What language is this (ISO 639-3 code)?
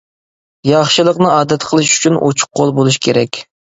uig